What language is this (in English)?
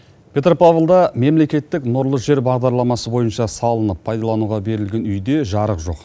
Kazakh